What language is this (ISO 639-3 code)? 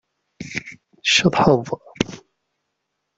kab